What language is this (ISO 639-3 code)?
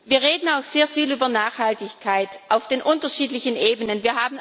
deu